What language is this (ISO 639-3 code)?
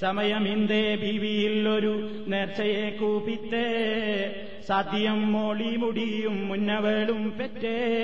mal